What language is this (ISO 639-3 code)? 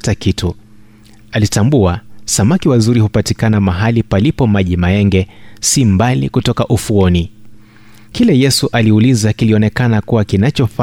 swa